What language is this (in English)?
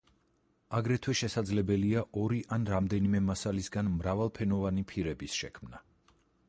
Georgian